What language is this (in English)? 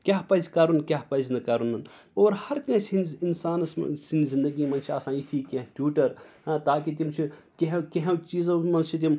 Kashmiri